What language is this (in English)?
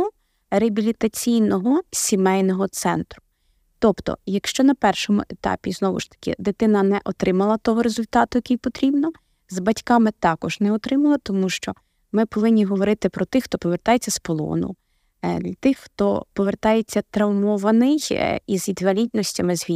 Ukrainian